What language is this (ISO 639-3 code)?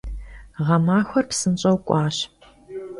kbd